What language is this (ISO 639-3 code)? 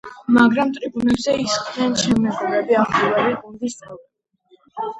kat